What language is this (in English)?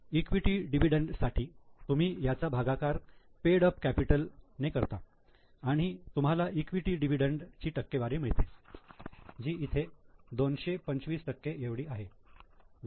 Marathi